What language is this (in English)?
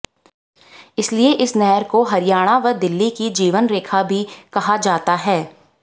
Hindi